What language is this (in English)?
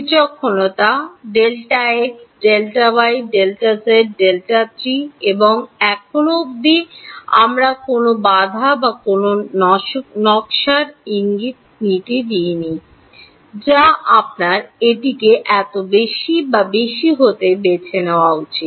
Bangla